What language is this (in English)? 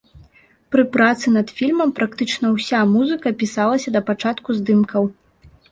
Belarusian